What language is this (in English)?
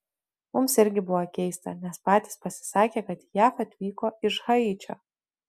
Lithuanian